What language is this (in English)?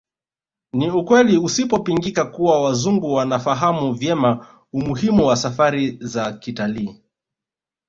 Swahili